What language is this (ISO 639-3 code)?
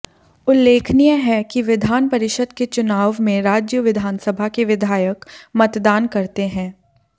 hin